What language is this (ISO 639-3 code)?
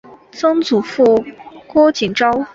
zho